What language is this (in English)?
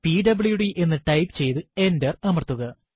Malayalam